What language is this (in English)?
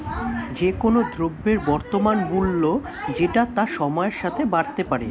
Bangla